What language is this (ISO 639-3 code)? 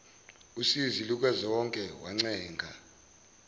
zul